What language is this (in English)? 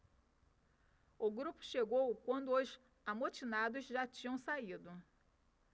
Portuguese